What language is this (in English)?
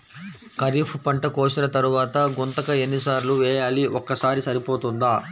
Telugu